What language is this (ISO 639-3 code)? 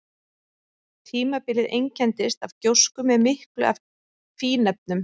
isl